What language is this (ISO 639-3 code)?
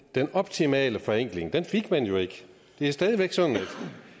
dan